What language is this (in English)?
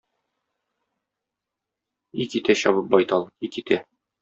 Tatar